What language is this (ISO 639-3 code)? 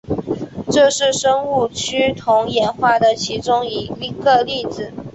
zho